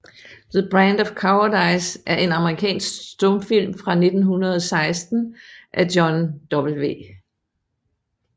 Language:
Danish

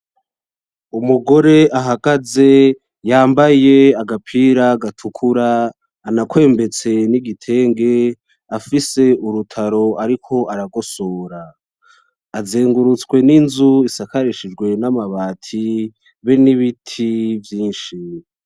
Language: Rundi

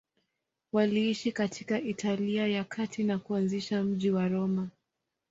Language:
Swahili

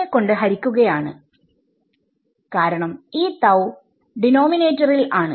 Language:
Malayalam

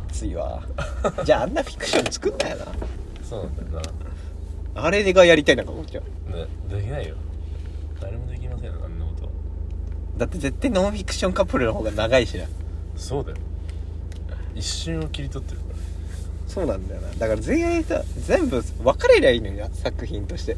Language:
Japanese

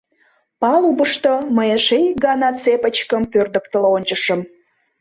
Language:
Mari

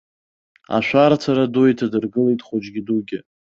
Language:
Abkhazian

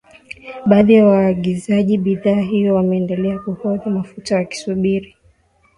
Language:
Swahili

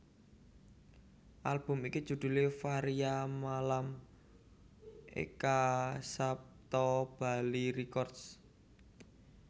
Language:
Javanese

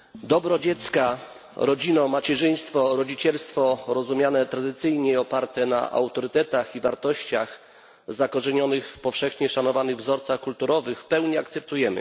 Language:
Polish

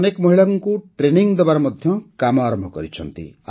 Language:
Odia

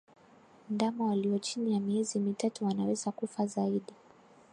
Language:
Swahili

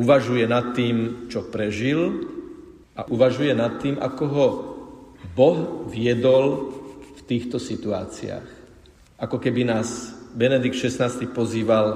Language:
Slovak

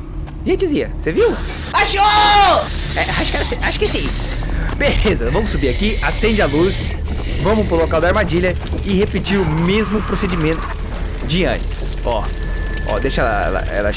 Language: Portuguese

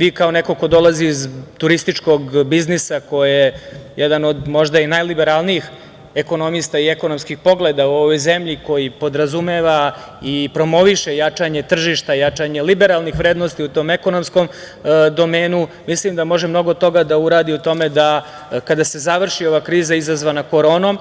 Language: Serbian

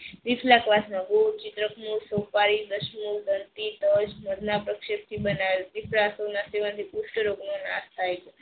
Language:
Gujarati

